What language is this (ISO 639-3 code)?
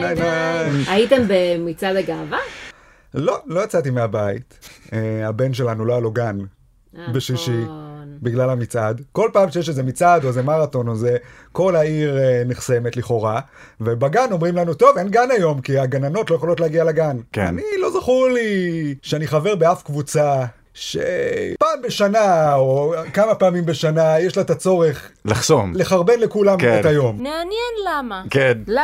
heb